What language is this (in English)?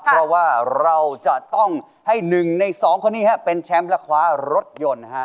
Thai